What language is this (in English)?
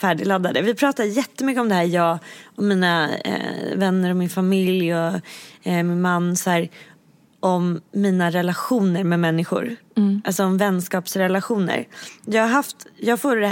Swedish